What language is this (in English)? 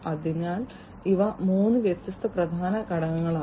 Malayalam